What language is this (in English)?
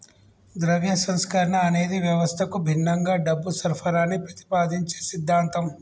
Telugu